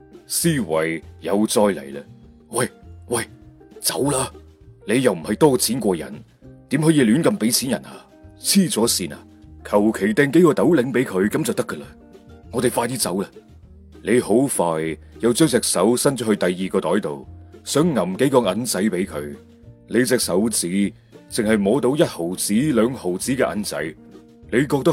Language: Chinese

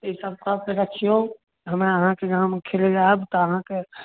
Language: Maithili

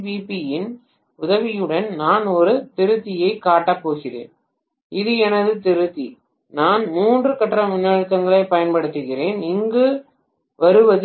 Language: Tamil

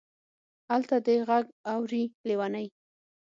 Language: Pashto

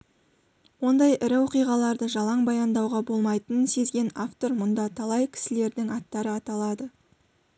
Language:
Kazakh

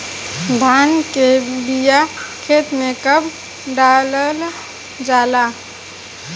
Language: Bhojpuri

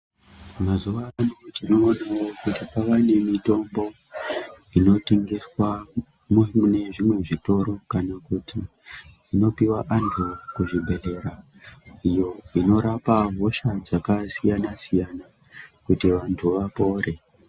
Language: Ndau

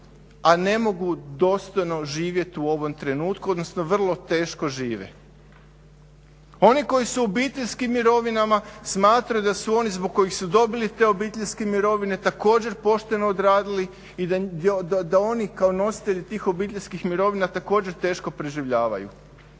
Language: Croatian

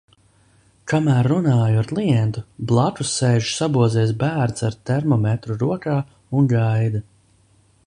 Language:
Latvian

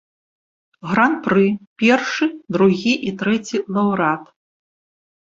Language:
Belarusian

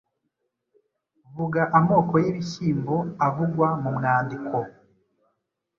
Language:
Kinyarwanda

